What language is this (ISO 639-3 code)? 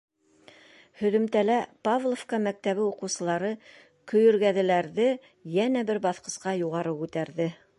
bak